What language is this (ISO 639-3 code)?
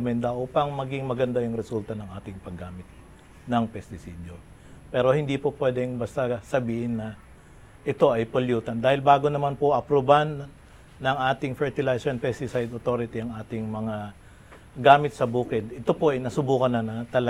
fil